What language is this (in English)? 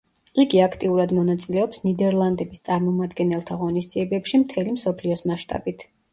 Georgian